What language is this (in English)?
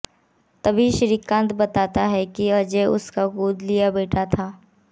Hindi